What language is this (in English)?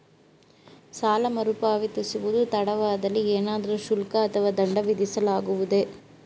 Kannada